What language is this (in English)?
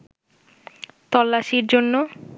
Bangla